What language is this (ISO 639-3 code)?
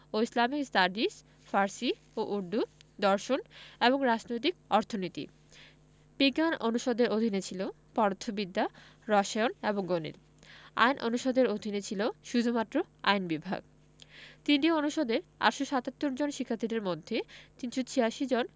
ben